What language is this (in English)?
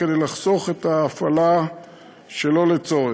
Hebrew